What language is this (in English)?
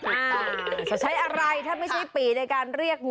Thai